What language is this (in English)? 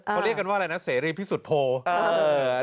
Thai